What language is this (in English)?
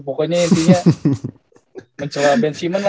Indonesian